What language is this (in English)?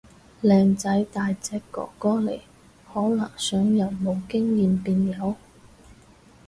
Cantonese